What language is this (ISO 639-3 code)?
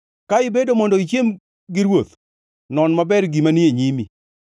luo